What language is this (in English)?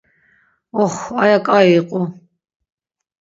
Laz